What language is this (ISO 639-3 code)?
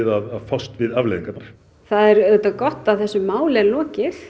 isl